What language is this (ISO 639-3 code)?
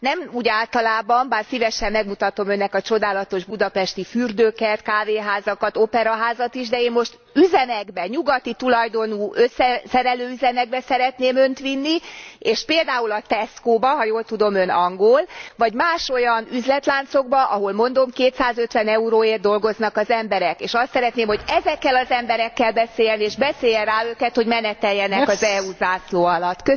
hun